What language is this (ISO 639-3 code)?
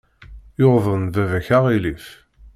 kab